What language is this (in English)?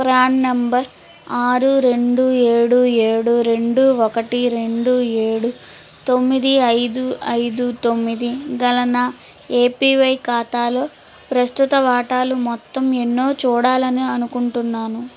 Telugu